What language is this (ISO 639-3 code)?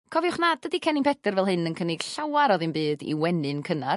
cym